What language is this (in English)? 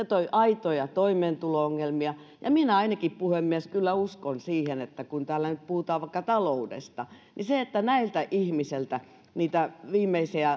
Finnish